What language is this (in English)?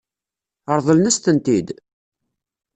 Kabyle